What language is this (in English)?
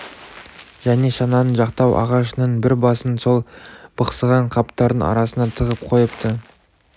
Kazakh